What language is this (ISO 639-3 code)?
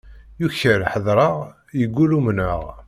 kab